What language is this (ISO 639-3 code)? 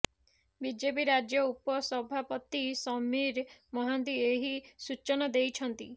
ori